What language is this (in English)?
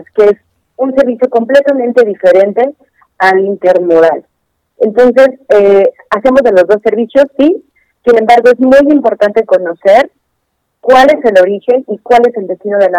Spanish